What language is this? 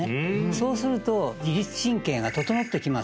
Japanese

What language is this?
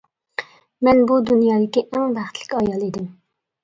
Uyghur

